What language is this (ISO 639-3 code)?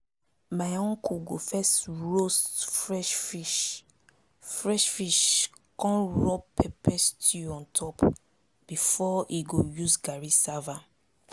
pcm